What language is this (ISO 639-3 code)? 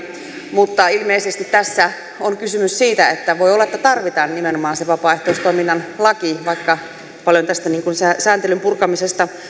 fin